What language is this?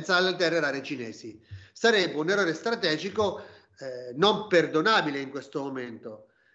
Italian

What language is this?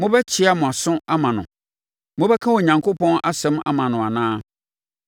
Akan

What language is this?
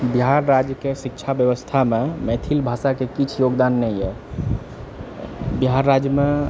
Maithili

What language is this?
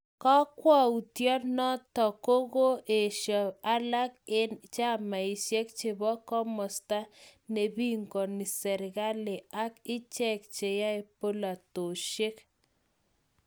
Kalenjin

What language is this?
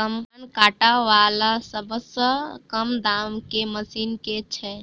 Maithili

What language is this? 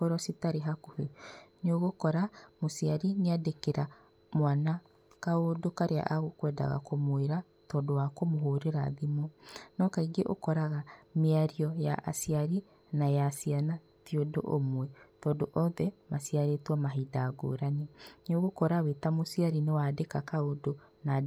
Kikuyu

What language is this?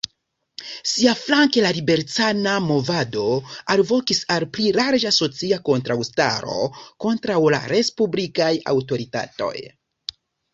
Esperanto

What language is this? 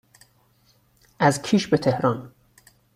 Persian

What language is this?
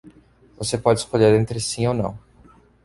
Portuguese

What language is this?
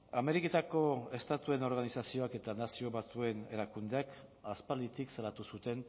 Basque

